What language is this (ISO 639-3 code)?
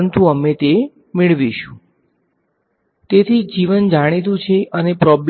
guj